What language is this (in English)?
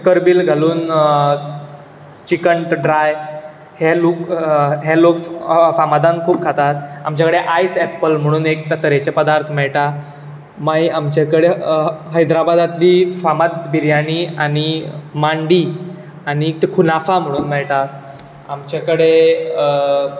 Konkani